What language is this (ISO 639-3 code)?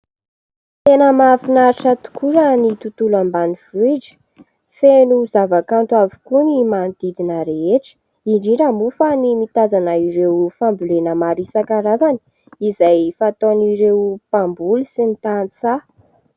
mlg